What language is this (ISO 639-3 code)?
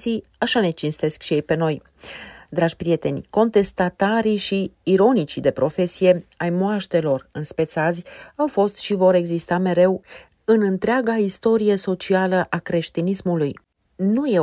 ron